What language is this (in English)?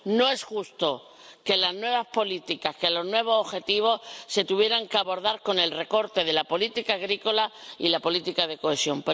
Spanish